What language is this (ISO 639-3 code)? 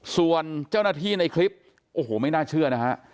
tha